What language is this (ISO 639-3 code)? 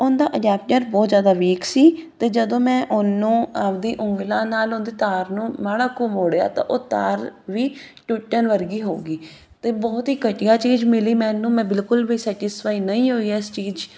pan